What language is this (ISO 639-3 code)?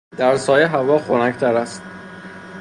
fas